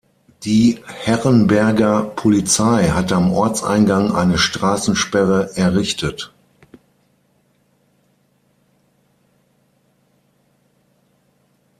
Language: German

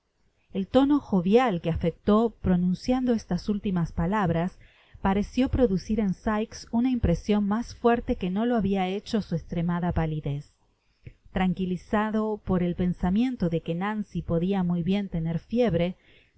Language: Spanish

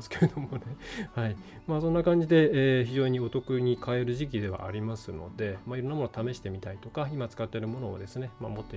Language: Japanese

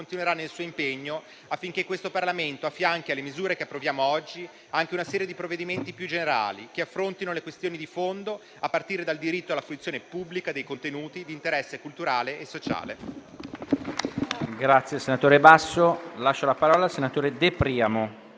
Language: Italian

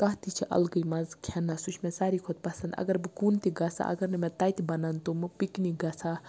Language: Kashmiri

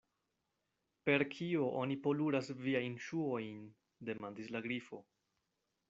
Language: Esperanto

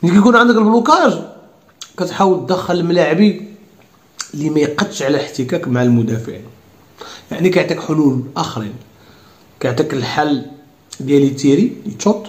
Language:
Arabic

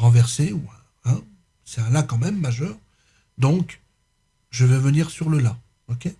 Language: French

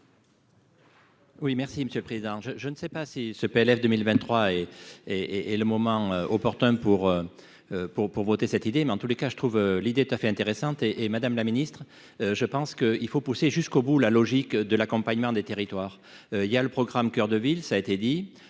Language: French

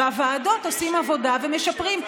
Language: Hebrew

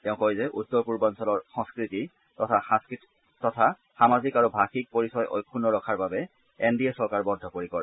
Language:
Assamese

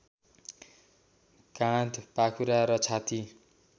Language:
Nepali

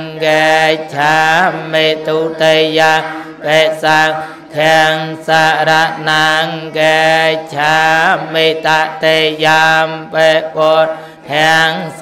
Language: Thai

